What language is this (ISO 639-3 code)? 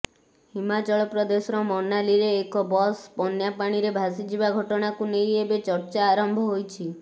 ori